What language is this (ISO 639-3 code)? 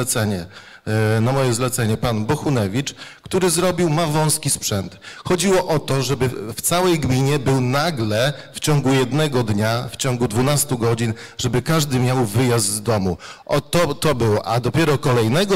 pol